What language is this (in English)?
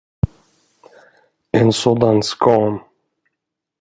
Swedish